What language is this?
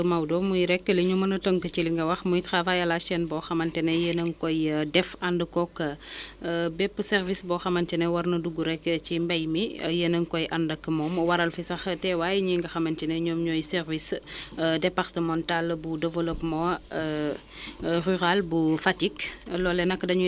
Wolof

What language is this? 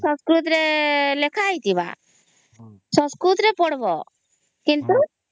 Odia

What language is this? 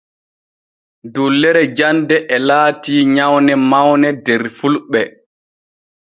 Borgu Fulfulde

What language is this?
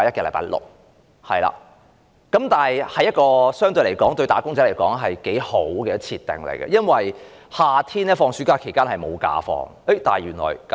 Cantonese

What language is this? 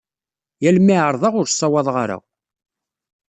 Kabyle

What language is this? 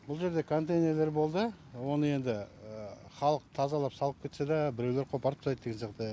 Kazakh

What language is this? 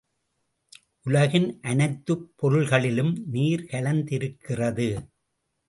Tamil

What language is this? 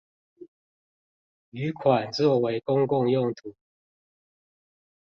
Chinese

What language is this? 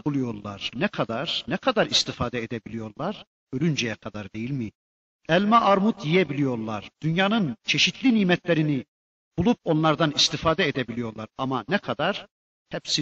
Turkish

